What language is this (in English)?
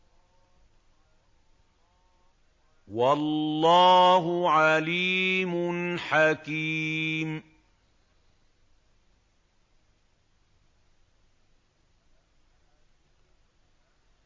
Arabic